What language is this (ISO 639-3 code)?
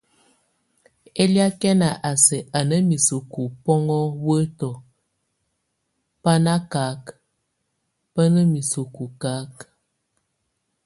tvu